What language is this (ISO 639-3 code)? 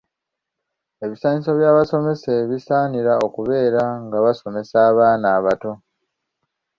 lug